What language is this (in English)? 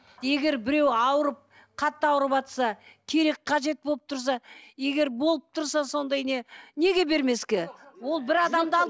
Kazakh